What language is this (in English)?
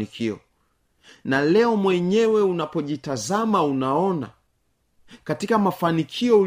Swahili